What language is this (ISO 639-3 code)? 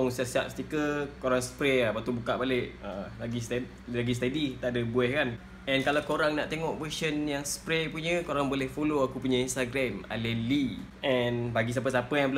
msa